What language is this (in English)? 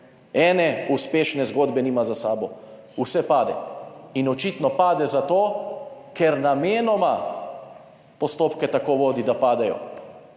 Slovenian